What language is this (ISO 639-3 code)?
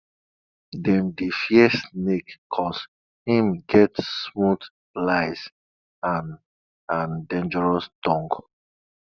pcm